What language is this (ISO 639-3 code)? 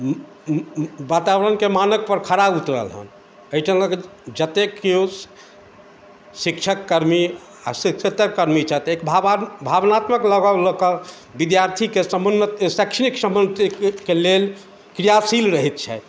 mai